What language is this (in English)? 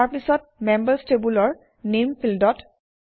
Assamese